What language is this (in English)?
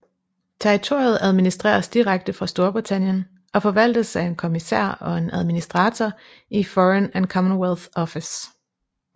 Danish